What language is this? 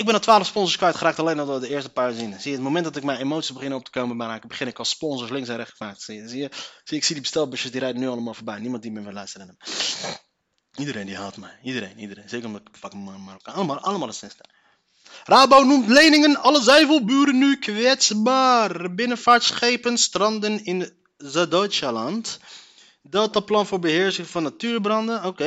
Dutch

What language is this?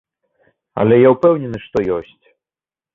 Belarusian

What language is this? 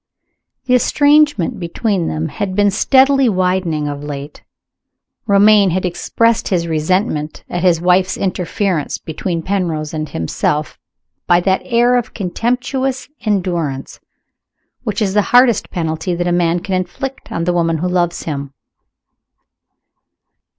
English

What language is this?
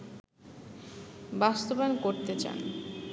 Bangla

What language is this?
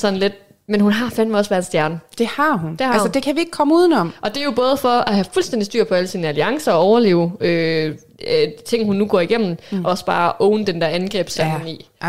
Danish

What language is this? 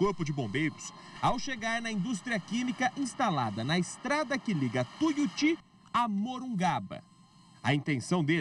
Portuguese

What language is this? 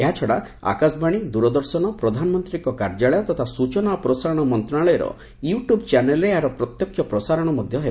Odia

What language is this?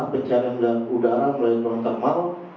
Indonesian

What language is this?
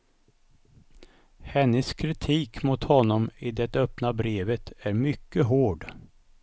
Swedish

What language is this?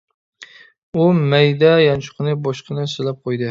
Uyghur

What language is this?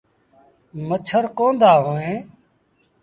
Sindhi Bhil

